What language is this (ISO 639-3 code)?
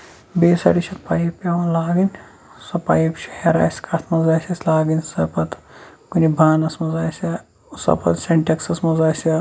kas